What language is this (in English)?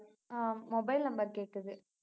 Tamil